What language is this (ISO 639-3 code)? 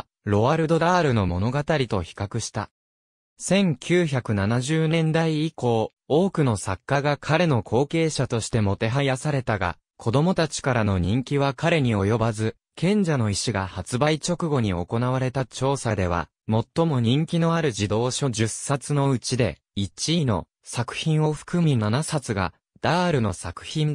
jpn